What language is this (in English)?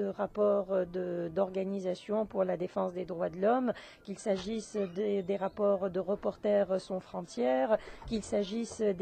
French